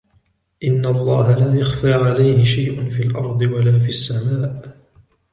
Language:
Arabic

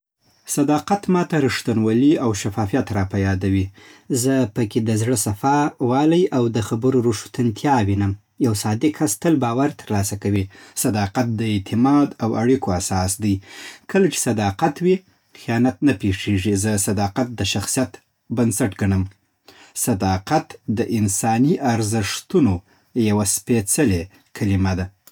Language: Southern Pashto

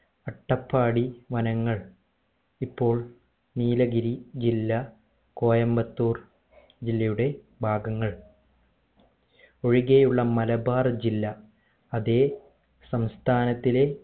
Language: Malayalam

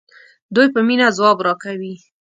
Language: Pashto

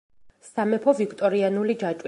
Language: Georgian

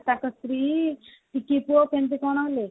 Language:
Odia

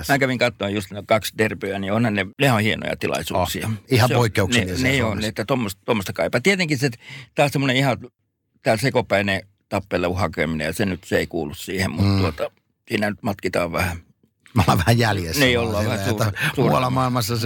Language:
Finnish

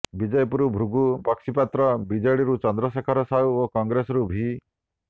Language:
Odia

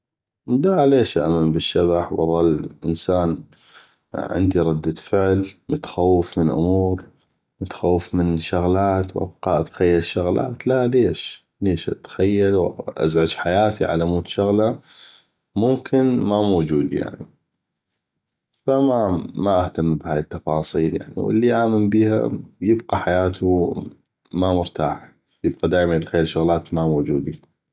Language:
North Mesopotamian Arabic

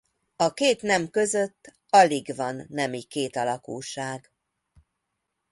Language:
Hungarian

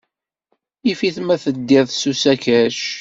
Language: Kabyle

